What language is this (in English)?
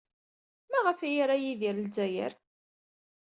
Kabyle